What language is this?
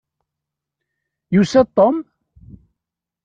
Kabyle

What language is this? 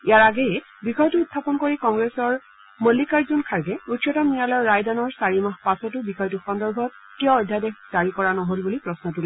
Assamese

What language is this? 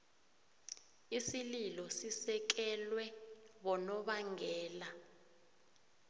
South Ndebele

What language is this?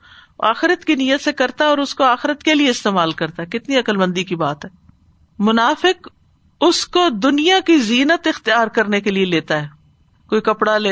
Urdu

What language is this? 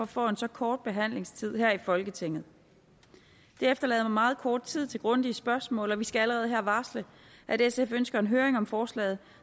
Danish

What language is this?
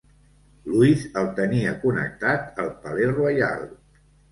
Catalan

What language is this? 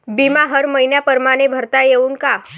Marathi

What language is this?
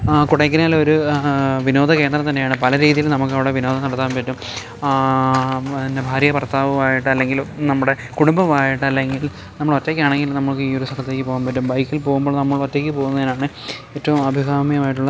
Malayalam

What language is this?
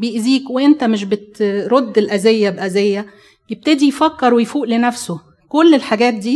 Arabic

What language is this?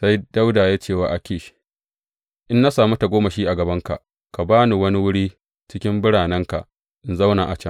Hausa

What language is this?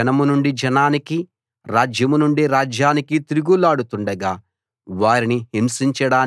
Telugu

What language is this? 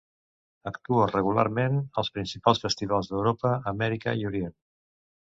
Catalan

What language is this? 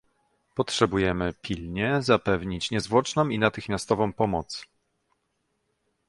Polish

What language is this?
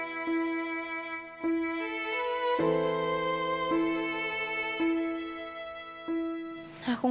Indonesian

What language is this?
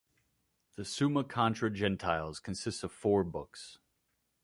English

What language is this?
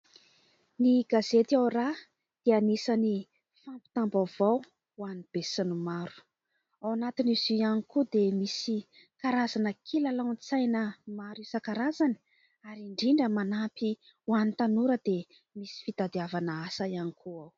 Malagasy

